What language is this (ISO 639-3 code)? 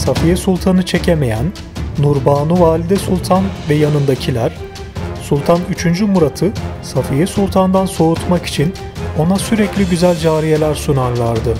tur